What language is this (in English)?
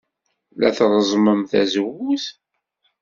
Kabyle